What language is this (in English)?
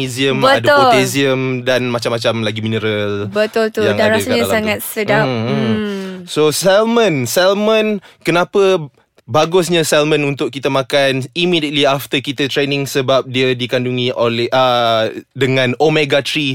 Malay